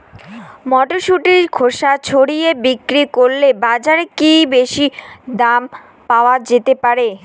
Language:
Bangla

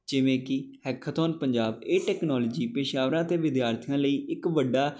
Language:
Punjabi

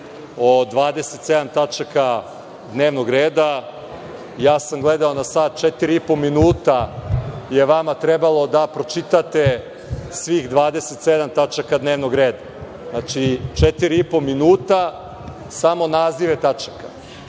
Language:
Serbian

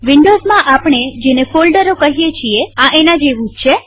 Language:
Gujarati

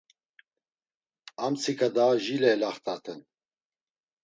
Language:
Laz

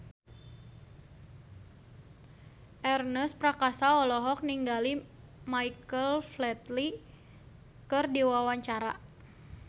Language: Sundanese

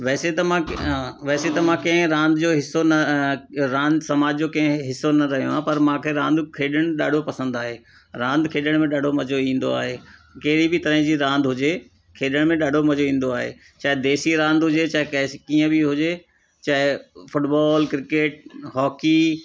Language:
Sindhi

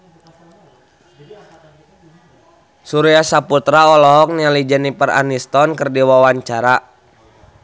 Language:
Sundanese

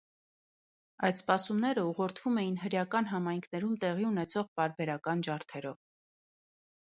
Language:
Armenian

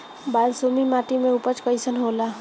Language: Bhojpuri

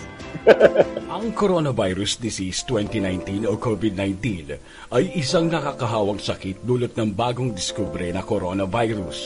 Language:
Filipino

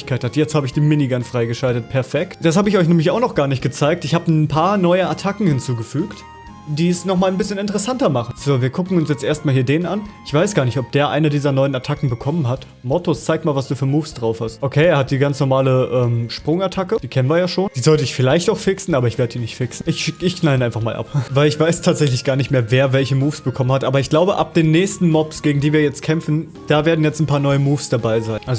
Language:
German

